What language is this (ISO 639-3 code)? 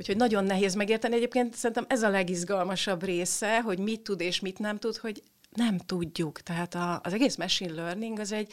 hun